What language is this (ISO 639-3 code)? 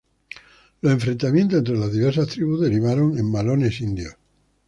spa